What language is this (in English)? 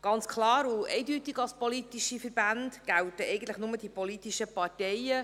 Swiss German